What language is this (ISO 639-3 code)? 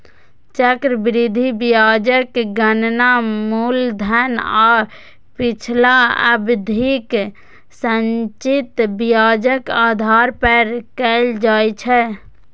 mai